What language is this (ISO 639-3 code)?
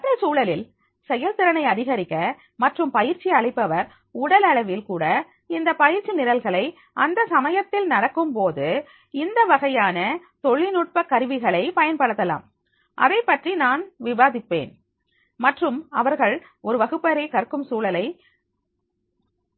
tam